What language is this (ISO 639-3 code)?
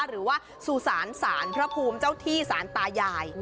tha